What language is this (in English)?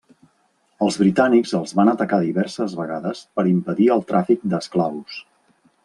Catalan